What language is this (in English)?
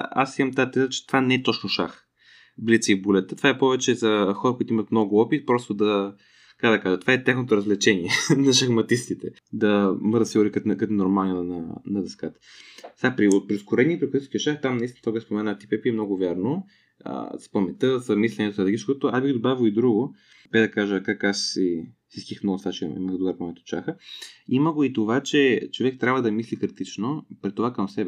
Bulgarian